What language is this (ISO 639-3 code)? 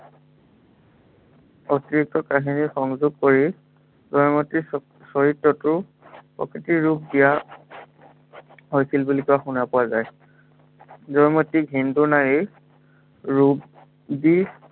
asm